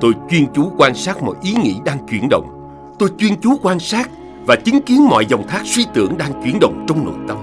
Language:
Vietnamese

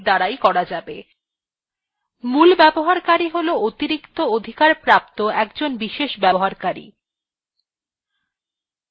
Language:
Bangla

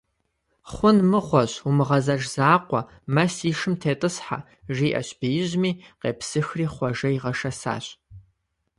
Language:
Kabardian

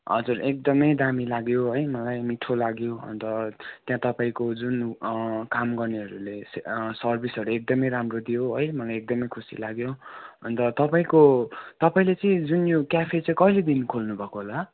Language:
Nepali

